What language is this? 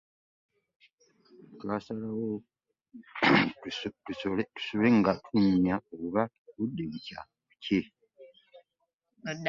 Ganda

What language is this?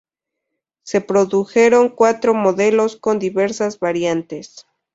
Spanish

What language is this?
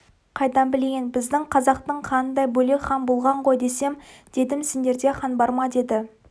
Kazakh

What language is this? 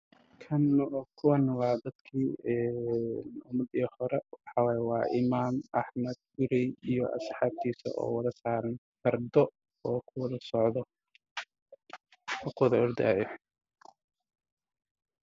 Somali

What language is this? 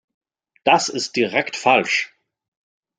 German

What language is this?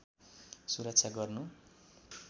Nepali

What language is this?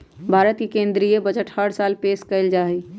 Magahi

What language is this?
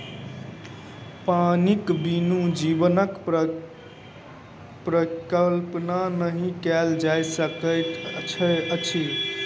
Maithili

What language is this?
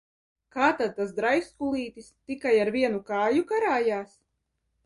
Latvian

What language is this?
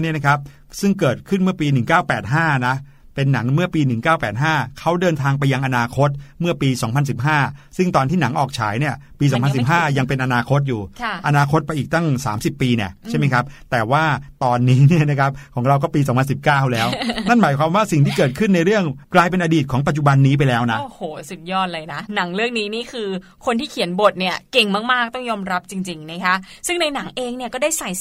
Thai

